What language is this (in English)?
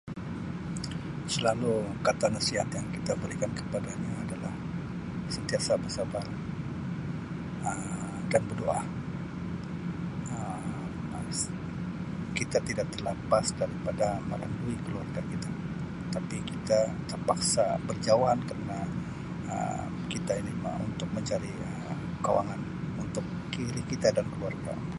Sabah Malay